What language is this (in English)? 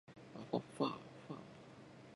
Japanese